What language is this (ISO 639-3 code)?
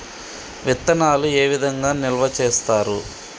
tel